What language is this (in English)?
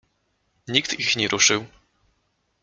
Polish